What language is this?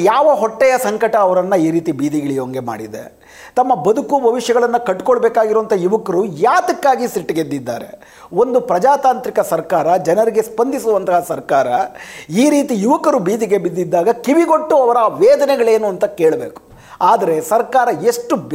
Kannada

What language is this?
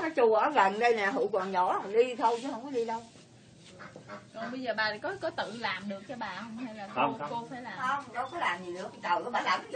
Vietnamese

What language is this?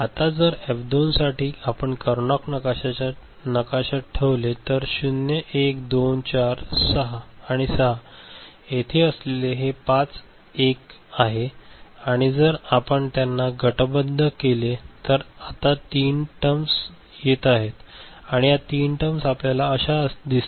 Marathi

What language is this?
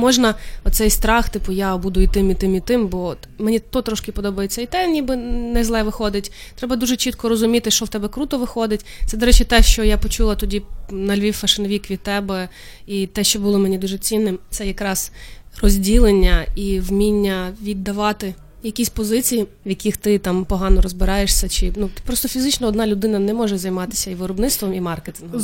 Ukrainian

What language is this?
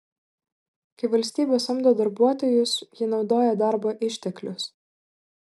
Lithuanian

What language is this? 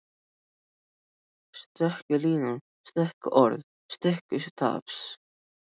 Icelandic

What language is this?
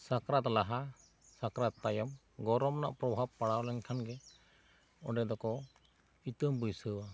Santali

